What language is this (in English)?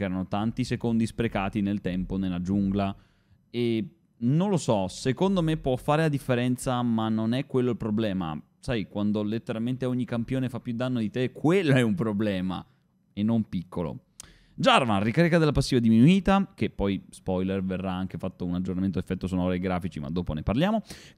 Italian